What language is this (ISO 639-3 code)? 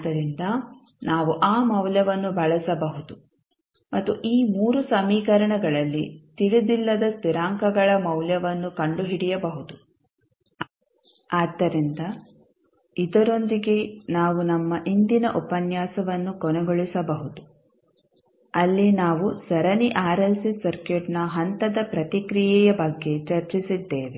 kan